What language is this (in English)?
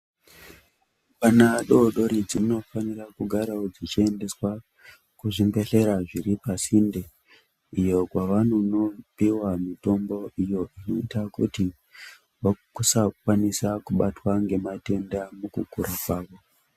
Ndau